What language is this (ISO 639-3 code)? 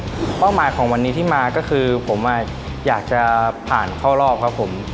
tha